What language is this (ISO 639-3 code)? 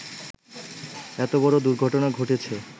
ben